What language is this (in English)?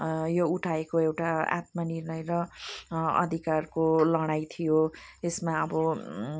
Nepali